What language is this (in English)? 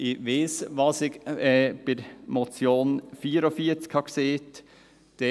Swiss German